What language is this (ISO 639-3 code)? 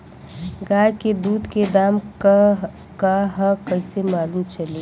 bho